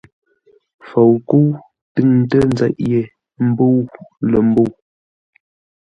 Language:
Ngombale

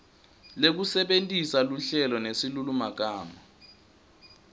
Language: Swati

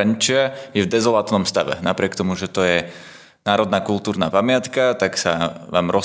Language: Slovak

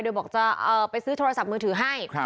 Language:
Thai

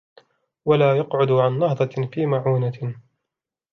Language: Arabic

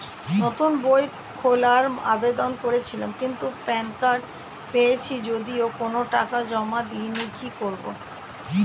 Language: Bangla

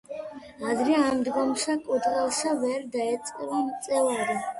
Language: Georgian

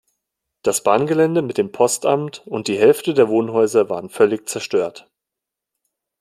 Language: German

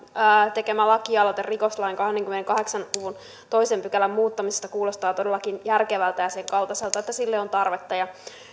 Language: Finnish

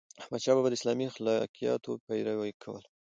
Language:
Pashto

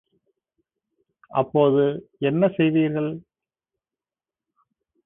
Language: Tamil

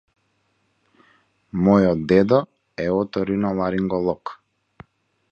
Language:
Macedonian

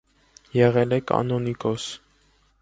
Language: Armenian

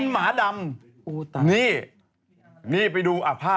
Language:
Thai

